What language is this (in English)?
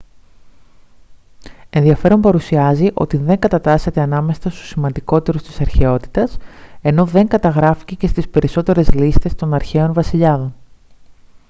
Greek